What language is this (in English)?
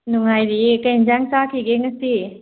Manipuri